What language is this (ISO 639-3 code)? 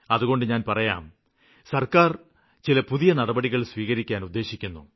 mal